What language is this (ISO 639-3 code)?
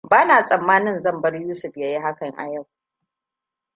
hau